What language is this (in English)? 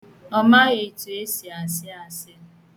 Igbo